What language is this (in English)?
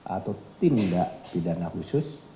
Indonesian